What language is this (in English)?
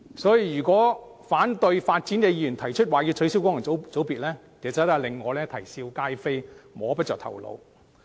Cantonese